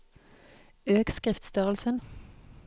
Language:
Norwegian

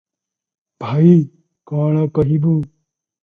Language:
Odia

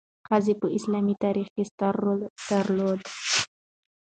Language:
Pashto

